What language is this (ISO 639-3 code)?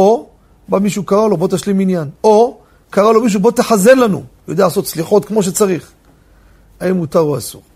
heb